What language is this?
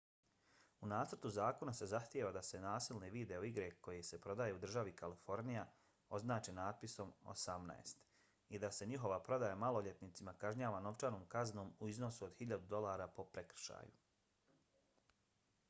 Bosnian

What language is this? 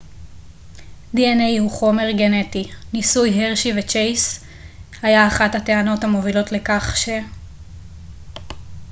Hebrew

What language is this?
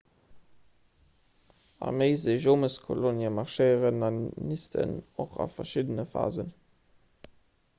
Luxembourgish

